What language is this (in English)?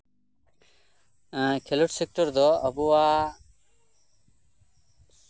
Santali